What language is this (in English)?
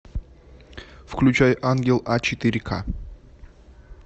Russian